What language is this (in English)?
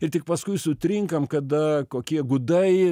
Lithuanian